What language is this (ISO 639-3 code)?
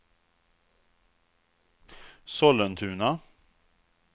swe